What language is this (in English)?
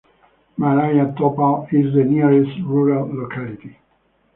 English